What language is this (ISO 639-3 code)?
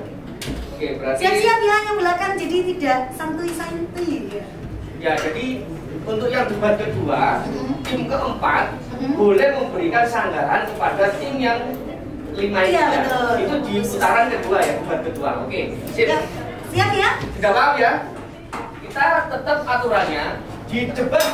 ind